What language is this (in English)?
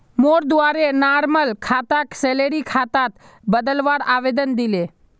Magahi